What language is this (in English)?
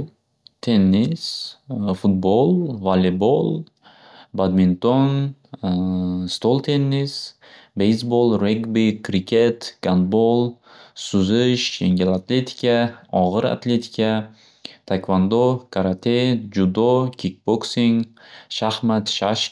Uzbek